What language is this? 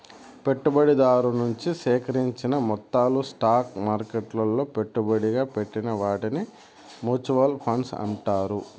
Telugu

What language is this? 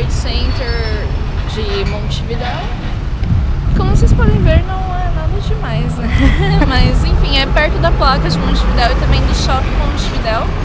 Portuguese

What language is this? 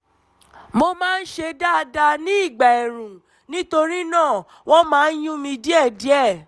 Yoruba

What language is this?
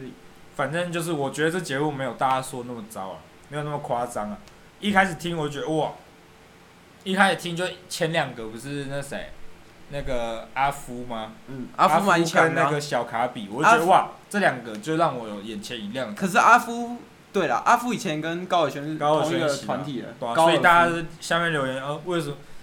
Chinese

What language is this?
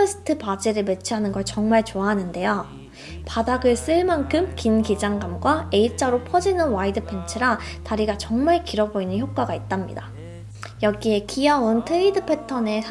Korean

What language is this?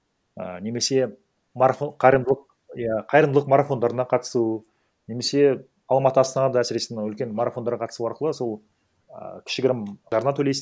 Kazakh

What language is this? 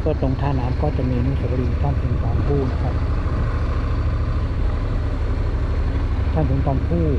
Thai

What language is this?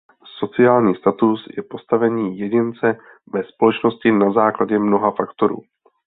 Czech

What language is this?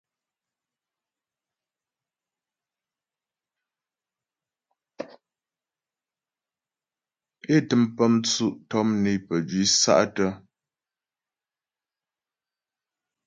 Ghomala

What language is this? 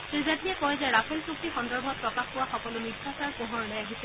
Assamese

